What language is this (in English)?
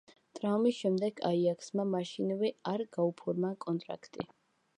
Georgian